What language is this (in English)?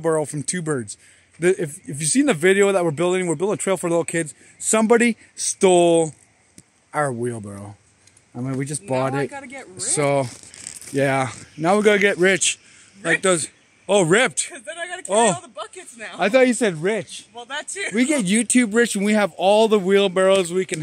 English